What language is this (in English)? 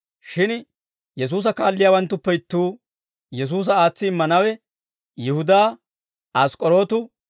Dawro